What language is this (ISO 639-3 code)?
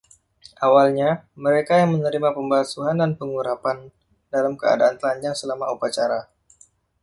ind